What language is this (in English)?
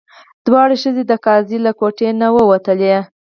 Pashto